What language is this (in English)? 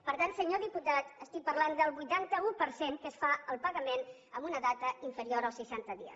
Catalan